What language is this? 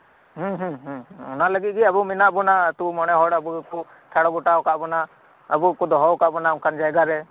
Santali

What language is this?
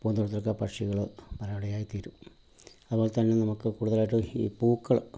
Malayalam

